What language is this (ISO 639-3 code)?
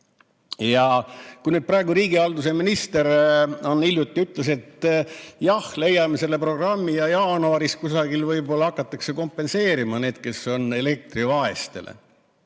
est